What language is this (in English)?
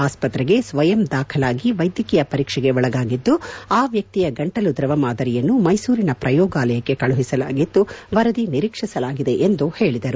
Kannada